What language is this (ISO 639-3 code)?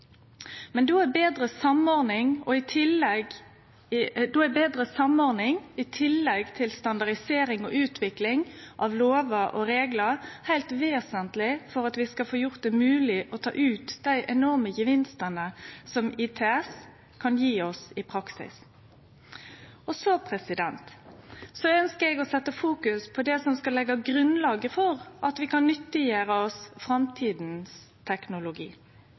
nno